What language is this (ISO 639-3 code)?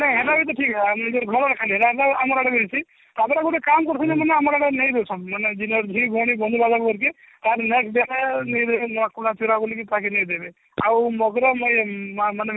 ori